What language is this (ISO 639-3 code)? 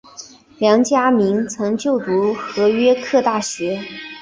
zho